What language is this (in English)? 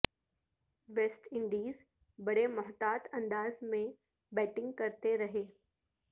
Urdu